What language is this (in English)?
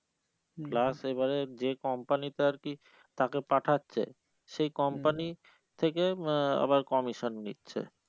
Bangla